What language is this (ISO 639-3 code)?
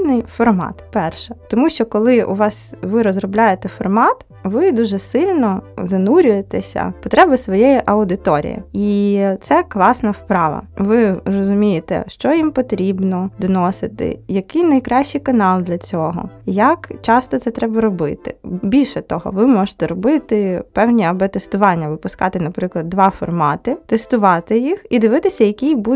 ukr